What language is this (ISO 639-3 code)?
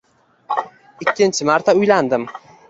uzb